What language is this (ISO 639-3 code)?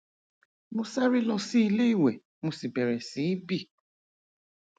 yor